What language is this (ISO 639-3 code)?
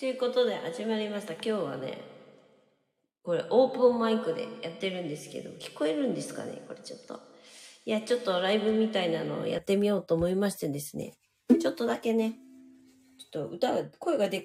jpn